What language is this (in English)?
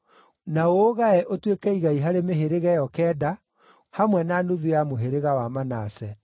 Kikuyu